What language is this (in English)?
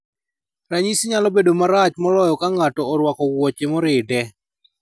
Luo (Kenya and Tanzania)